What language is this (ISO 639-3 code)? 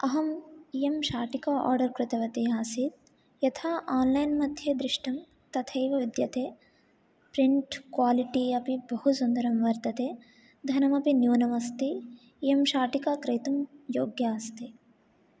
san